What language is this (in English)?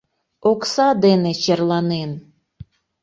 Mari